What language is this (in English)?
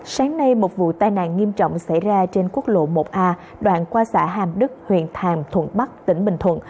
Vietnamese